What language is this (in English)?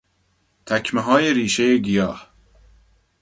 Persian